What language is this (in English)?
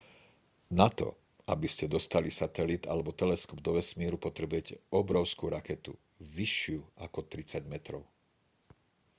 Slovak